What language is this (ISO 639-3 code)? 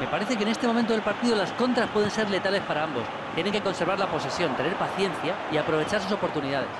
spa